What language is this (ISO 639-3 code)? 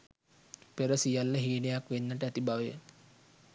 sin